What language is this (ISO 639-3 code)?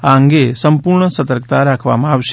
guj